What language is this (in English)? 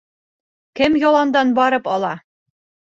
Bashkir